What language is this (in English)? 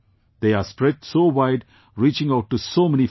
English